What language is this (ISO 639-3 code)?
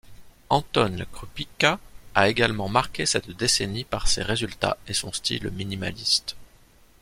fra